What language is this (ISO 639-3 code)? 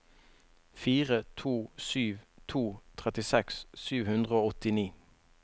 nor